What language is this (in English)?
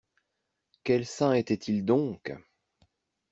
French